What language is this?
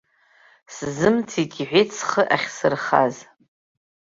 Abkhazian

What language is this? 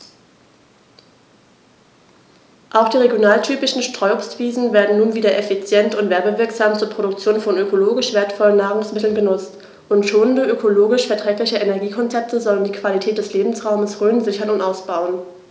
German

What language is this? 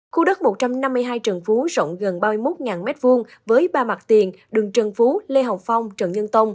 Vietnamese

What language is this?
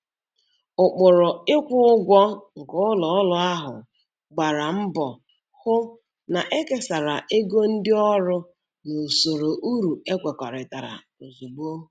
Igbo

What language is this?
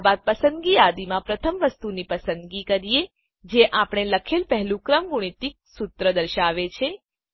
Gujarati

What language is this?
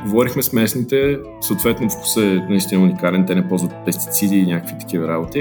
Bulgarian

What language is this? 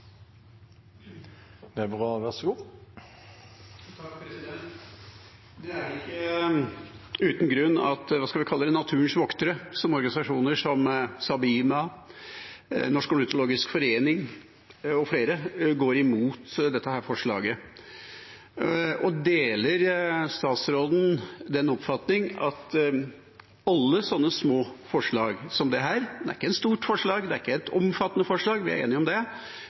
Norwegian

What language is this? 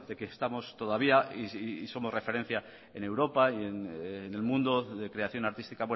Spanish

